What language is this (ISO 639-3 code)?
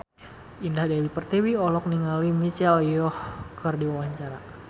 sun